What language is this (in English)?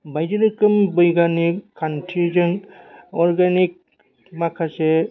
Bodo